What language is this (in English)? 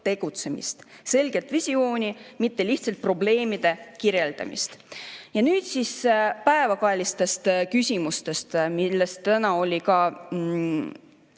Estonian